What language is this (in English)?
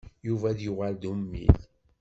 Kabyle